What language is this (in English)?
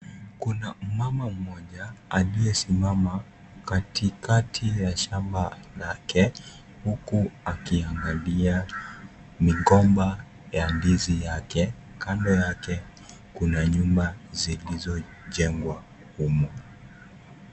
Swahili